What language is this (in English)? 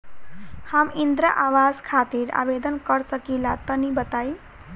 Bhojpuri